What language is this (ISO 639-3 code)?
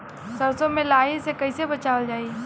bho